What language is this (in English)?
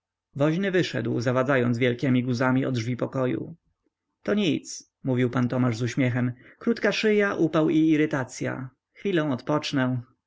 Polish